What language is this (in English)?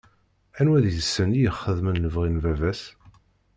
Kabyle